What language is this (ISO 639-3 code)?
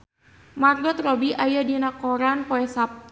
sun